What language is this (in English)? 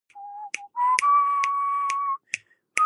English